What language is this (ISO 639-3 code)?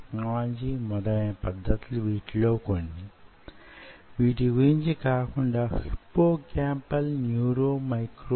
tel